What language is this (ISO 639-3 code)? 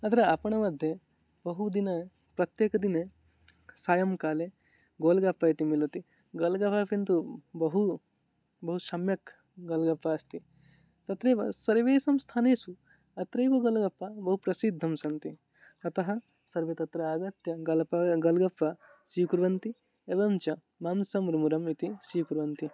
san